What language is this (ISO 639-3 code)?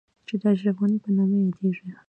pus